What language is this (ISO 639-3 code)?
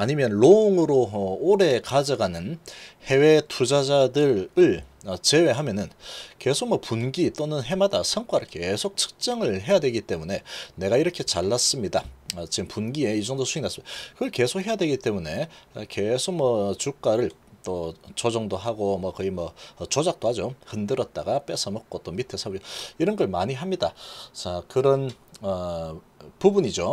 kor